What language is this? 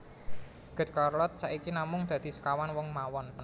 Javanese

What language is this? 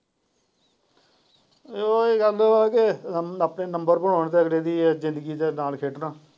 Punjabi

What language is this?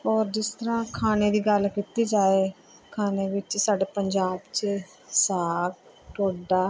Punjabi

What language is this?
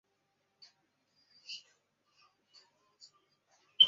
Chinese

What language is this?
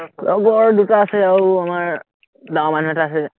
Assamese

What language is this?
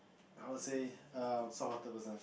English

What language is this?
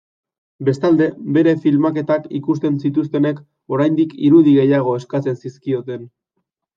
Basque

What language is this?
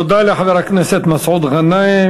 Hebrew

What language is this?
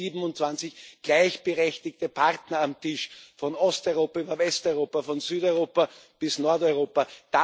German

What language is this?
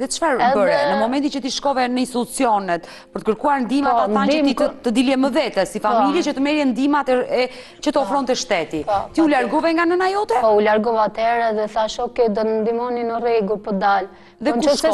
Romanian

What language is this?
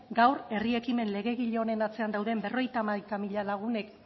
Basque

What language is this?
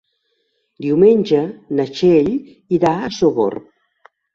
Catalan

